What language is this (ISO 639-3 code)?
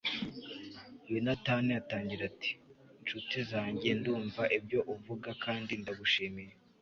kin